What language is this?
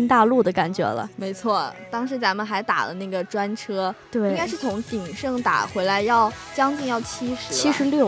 Chinese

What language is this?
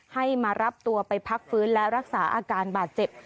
Thai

